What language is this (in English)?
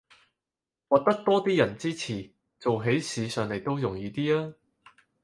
Cantonese